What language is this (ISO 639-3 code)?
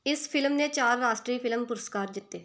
pan